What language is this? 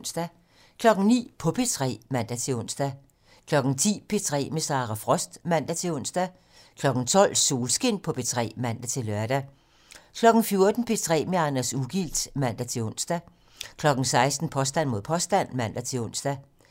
Danish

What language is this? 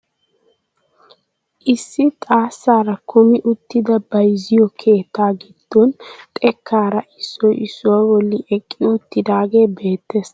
Wolaytta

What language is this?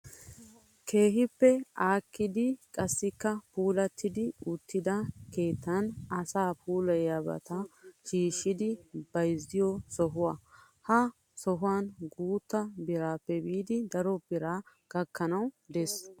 Wolaytta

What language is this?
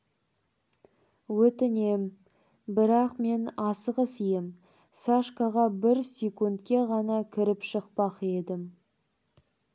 Kazakh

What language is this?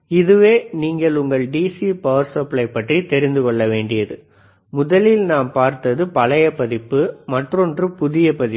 Tamil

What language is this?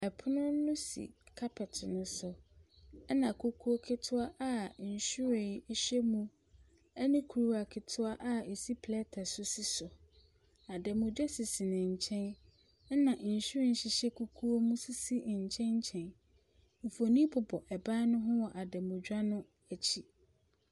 Akan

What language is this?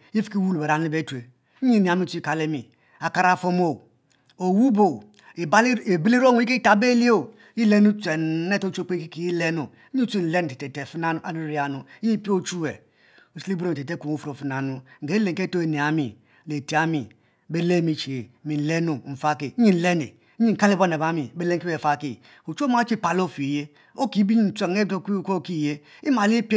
Mbe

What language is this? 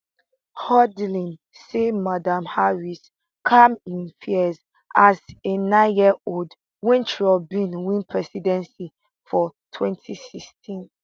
Nigerian Pidgin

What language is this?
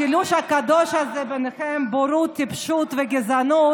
Hebrew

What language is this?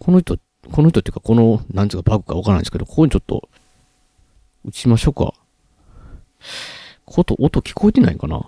Japanese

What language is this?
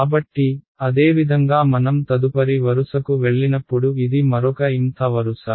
Telugu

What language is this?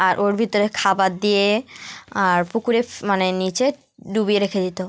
Bangla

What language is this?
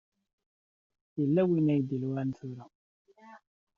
Kabyle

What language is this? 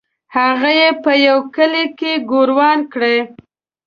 Pashto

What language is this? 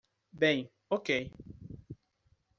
Portuguese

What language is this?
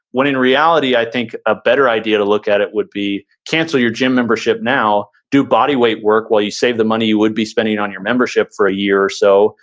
English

